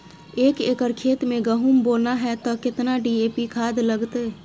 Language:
Maithili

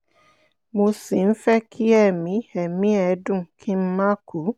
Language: Yoruba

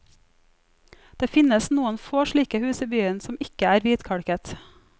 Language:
Norwegian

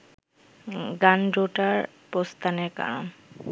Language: Bangla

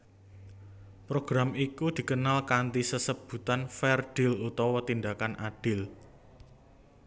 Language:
Javanese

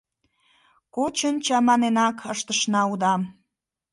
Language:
Mari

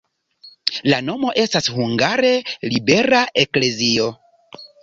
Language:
Esperanto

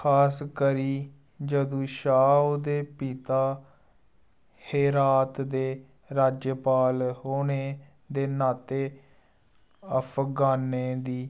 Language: Dogri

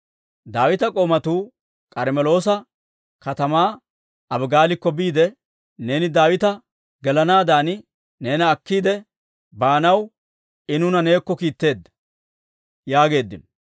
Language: Dawro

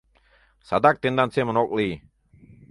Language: Mari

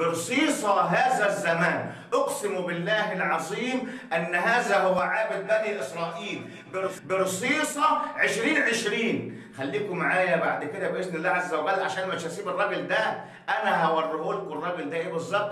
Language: Arabic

